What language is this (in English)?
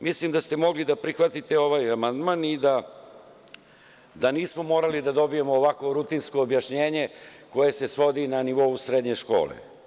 Serbian